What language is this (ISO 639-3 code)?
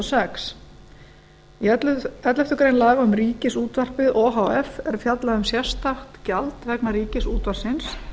isl